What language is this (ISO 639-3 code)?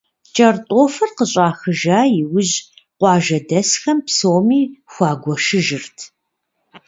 kbd